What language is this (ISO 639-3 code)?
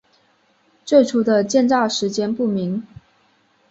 zho